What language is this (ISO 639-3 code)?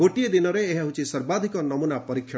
ori